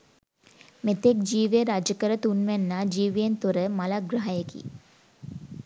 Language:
Sinhala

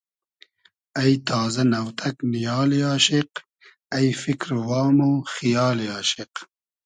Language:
Hazaragi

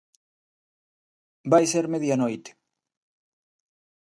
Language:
Galician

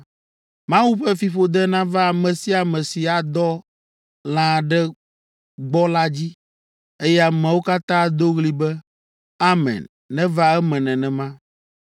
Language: Ewe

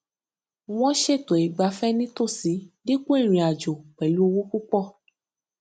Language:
Yoruba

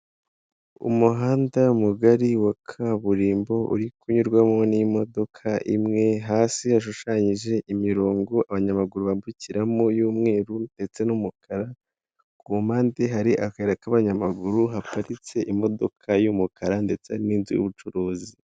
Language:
Kinyarwanda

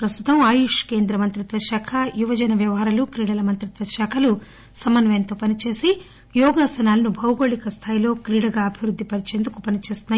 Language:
Telugu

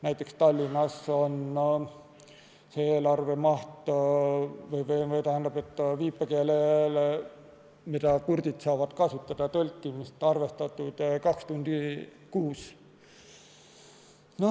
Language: Estonian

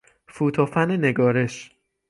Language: Persian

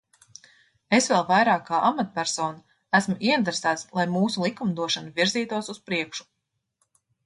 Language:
Latvian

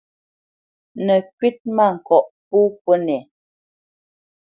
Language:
Bamenyam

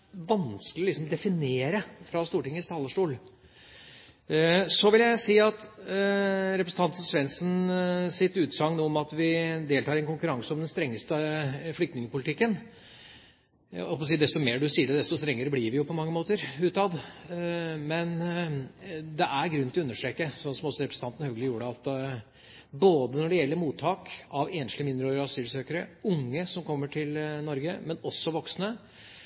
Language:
Norwegian Bokmål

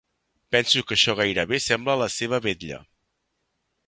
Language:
Catalan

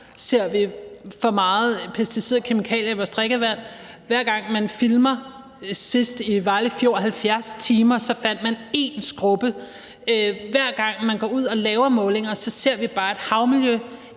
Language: Danish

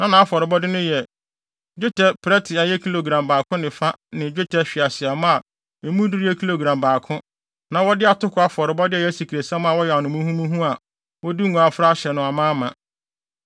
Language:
Akan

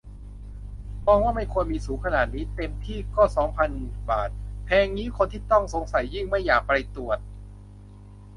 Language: Thai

